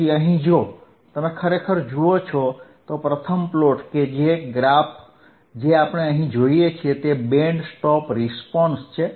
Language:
Gujarati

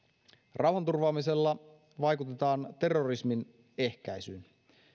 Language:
Finnish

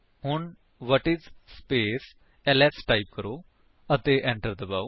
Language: Punjabi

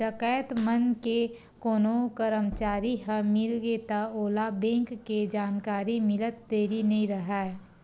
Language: Chhattisgarhi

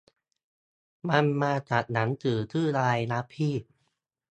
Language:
Thai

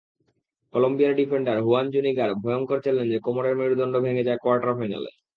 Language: Bangla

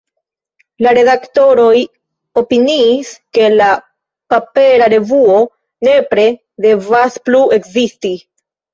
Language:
Esperanto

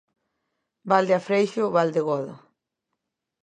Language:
Galician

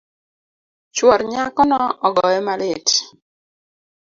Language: Luo (Kenya and Tanzania)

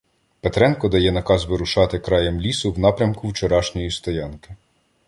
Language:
Ukrainian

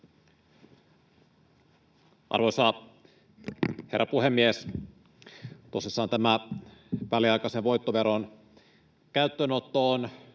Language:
Finnish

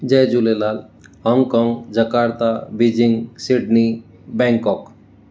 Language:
Sindhi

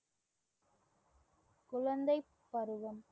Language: Tamil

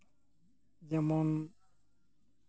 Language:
Santali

